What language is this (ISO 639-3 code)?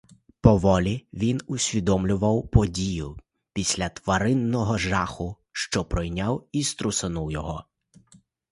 ukr